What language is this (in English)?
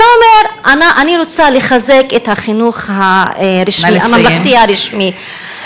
Hebrew